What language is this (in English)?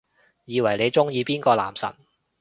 Cantonese